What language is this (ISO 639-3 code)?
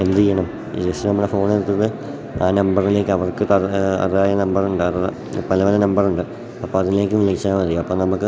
mal